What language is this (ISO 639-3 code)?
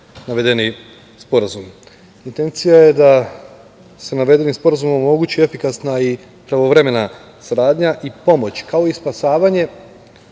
srp